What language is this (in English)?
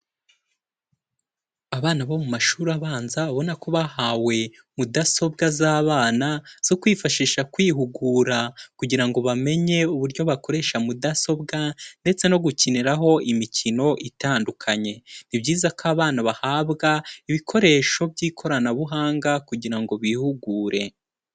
Kinyarwanda